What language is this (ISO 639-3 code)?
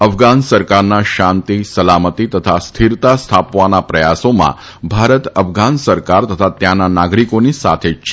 guj